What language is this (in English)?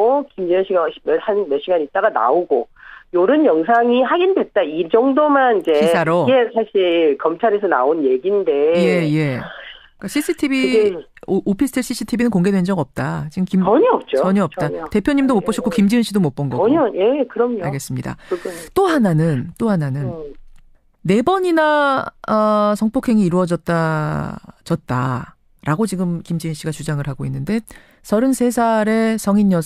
Korean